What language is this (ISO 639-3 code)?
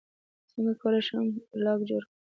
pus